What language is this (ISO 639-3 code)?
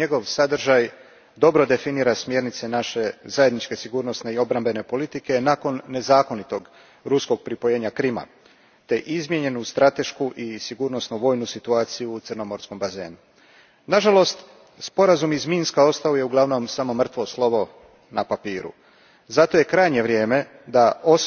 hrv